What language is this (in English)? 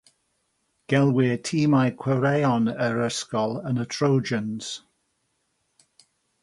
Welsh